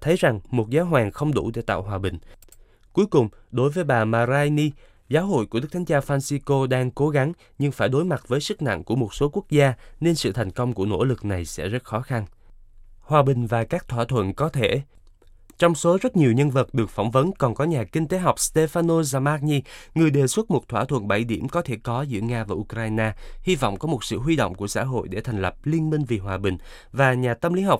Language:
Vietnamese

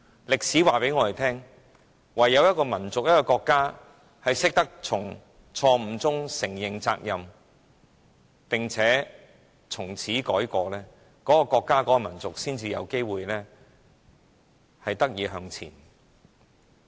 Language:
Cantonese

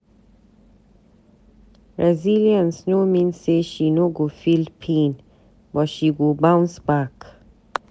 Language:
Nigerian Pidgin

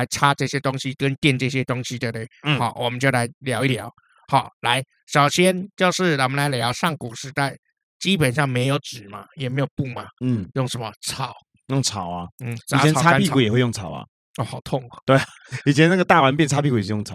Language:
Chinese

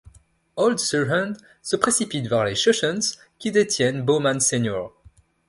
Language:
French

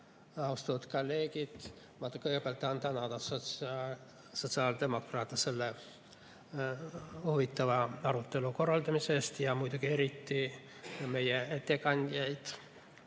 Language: Estonian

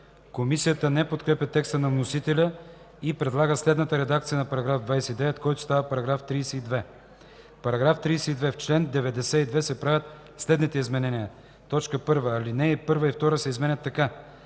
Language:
Bulgarian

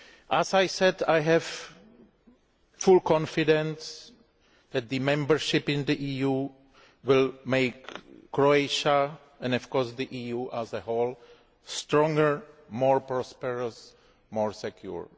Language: English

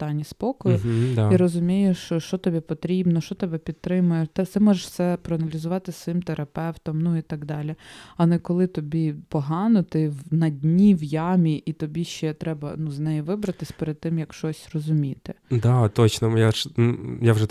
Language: Ukrainian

